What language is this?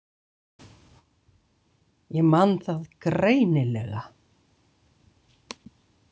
Icelandic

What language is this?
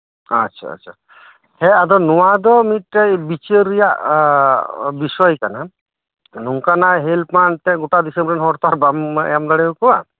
Santali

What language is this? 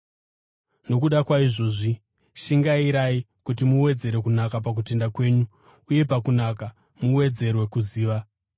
Shona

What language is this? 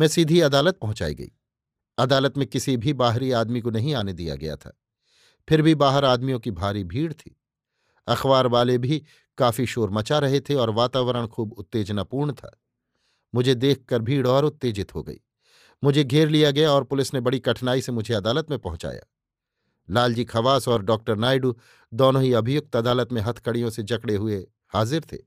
Hindi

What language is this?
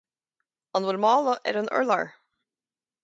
Irish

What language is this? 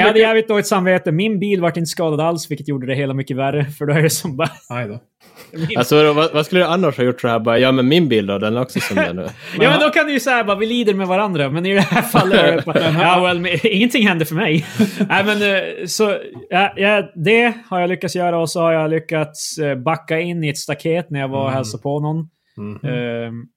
Swedish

